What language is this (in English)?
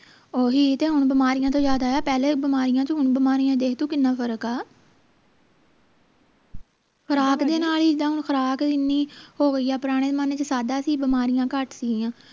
Punjabi